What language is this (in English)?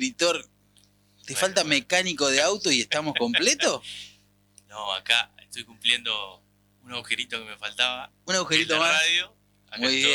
Spanish